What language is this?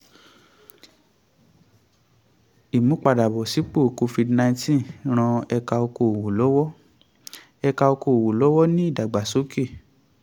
Yoruba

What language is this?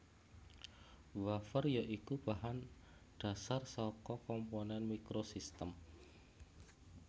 Javanese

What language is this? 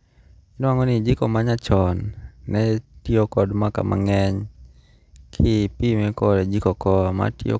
Luo (Kenya and Tanzania)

